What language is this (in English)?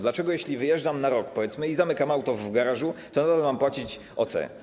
Polish